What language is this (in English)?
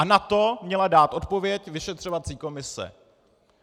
Czech